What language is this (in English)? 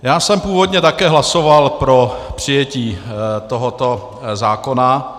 Czech